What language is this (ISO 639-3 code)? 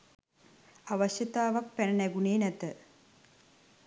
sin